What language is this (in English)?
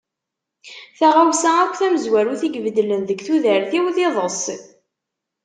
Kabyle